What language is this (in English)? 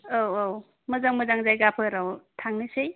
Bodo